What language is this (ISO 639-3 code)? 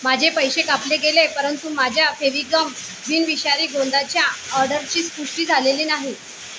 mar